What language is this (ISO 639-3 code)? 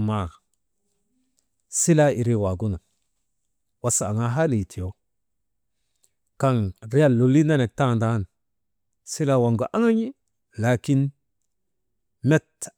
mde